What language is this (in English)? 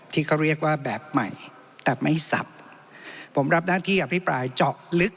Thai